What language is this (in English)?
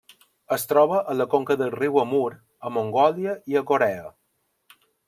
Catalan